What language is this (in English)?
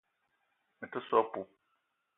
Eton (Cameroon)